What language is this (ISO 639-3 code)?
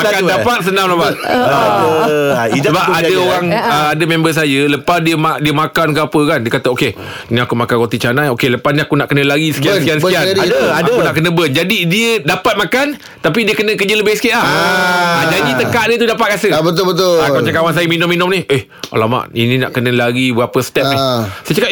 msa